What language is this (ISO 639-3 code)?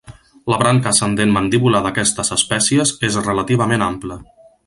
cat